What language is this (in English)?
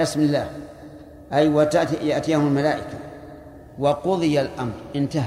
Arabic